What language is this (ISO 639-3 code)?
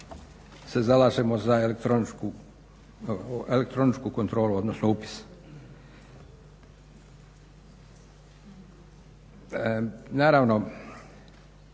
hrv